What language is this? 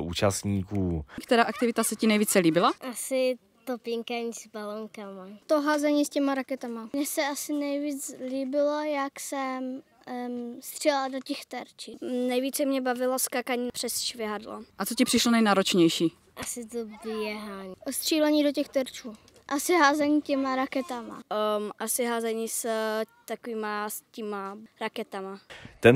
Czech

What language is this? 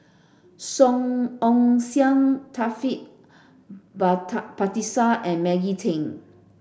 English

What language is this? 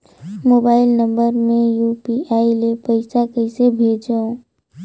Chhattisgarhi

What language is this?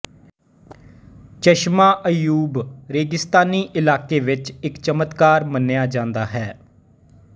Punjabi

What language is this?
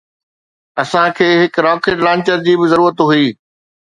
Sindhi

